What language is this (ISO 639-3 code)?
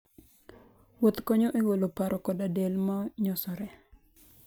luo